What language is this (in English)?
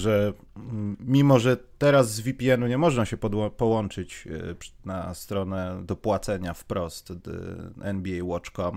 Polish